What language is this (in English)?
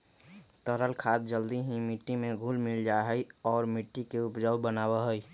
Magahi